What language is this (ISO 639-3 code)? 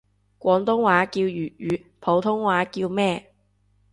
yue